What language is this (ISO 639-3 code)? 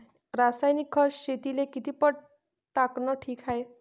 mar